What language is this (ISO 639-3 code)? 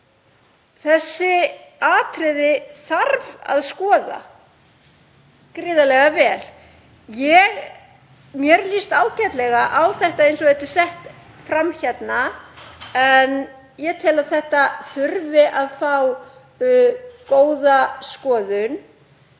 isl